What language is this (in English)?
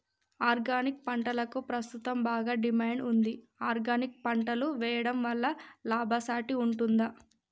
Telugu